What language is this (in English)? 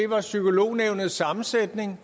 Danish